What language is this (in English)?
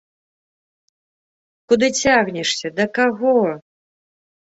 Belarusian